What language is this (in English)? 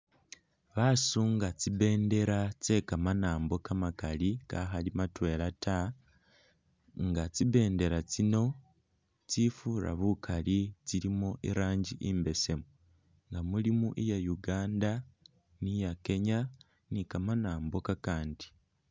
Masaaba